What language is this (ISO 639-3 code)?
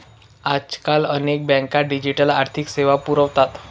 mar